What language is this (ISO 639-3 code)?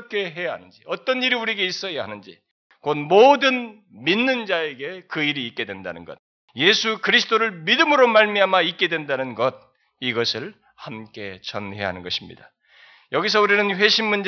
kor